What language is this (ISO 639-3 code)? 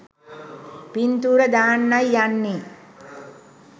sin